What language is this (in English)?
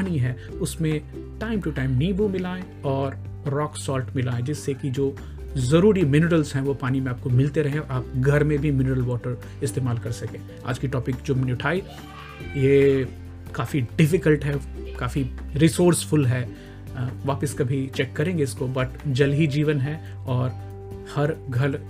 Hindi